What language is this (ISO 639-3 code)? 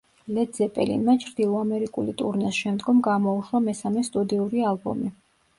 kat